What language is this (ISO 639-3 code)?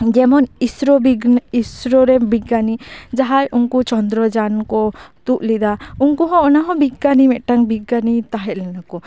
sat